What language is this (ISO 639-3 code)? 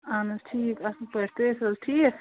kas